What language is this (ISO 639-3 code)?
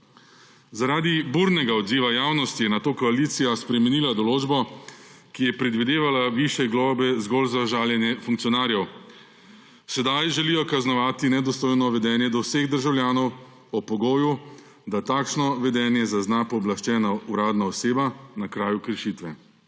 slv